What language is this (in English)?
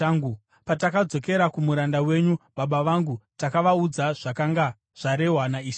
Shona